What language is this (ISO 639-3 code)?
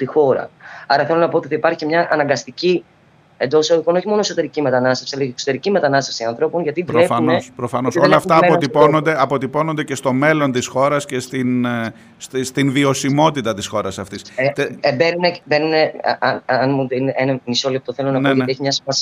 ell